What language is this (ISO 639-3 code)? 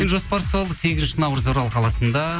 kaz